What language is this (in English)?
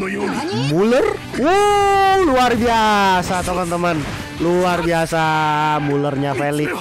Indonesian